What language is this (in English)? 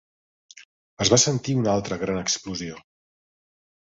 Catalan